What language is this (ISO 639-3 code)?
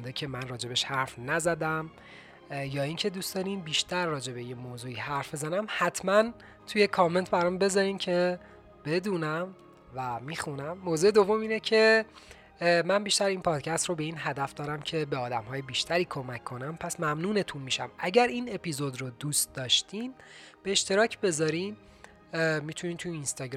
fas